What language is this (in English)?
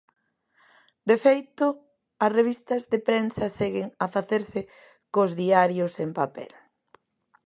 Galician